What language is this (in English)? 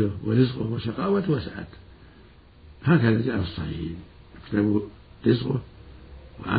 Arabic